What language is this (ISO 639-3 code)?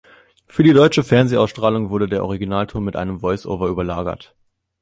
deu